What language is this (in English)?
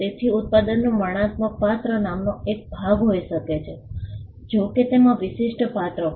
Gujarati